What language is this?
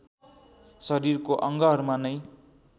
Nepali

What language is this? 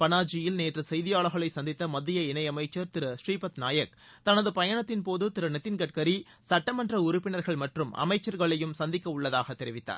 Tamil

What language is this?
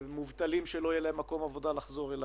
Hebrew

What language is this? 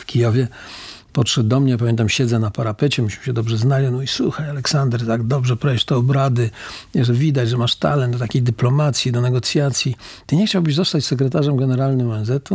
Polish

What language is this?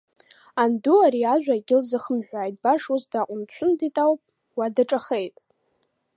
Abkhazian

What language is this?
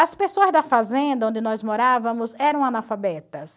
Portuguese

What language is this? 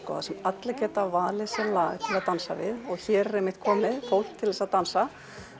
Icelandic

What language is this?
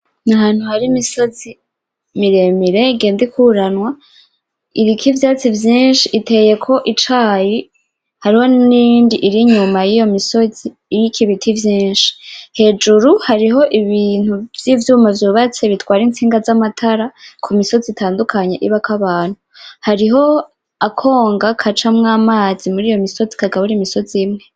Rundi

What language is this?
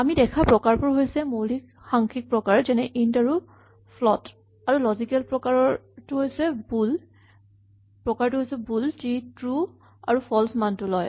Assamese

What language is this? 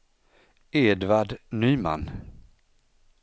Swedish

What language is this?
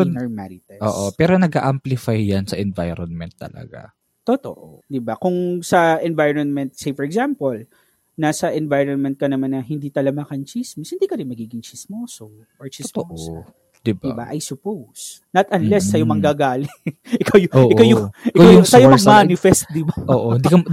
Filipino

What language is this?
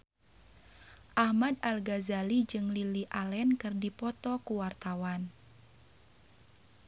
Sundanese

